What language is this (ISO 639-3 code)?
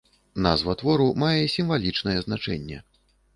bel